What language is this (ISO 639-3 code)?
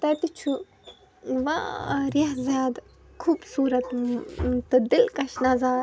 kas